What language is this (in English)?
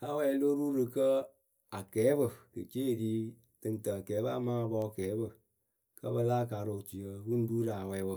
Akebu